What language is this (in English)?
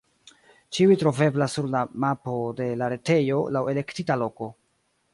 Esperanto